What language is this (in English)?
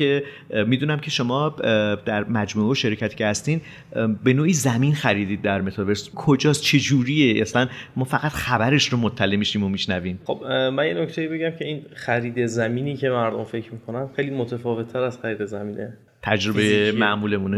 Persian